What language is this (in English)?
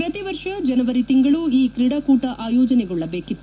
Kannada